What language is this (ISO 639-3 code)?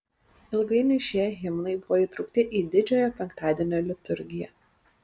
lit